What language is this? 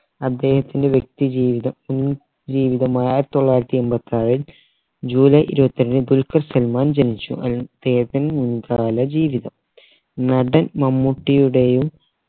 Malayalam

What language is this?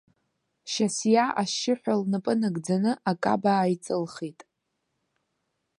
Abkhazian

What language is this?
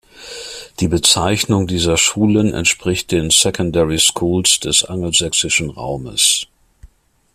German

